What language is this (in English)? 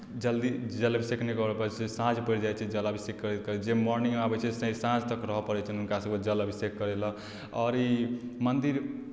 Maithili